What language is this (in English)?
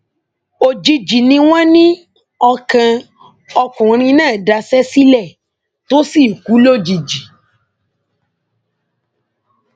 Yoruba